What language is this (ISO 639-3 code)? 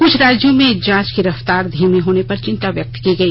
hin